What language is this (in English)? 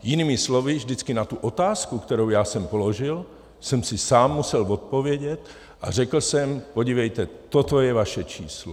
Czech